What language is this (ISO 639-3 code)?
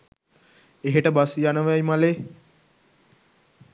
sin